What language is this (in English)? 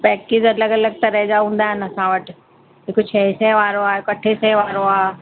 Sindhi